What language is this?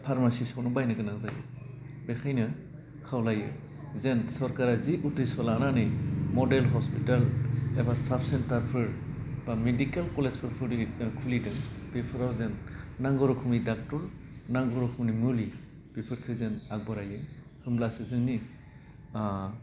Bodo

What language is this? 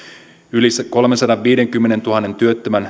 Finnish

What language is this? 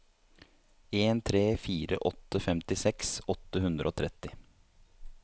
Norwegian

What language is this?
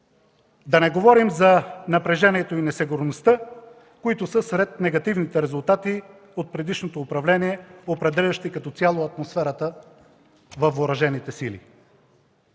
Bulgarian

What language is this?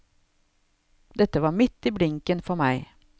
Norwegian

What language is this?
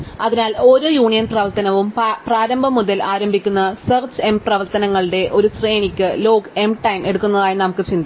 Malayalam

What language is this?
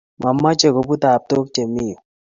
Kalenjin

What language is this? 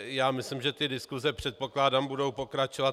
Czech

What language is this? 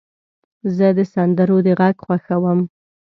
Pashto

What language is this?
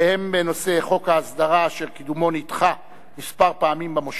Hebrew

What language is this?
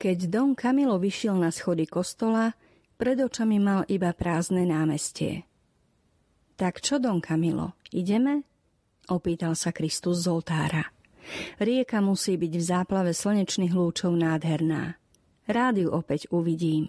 Slovak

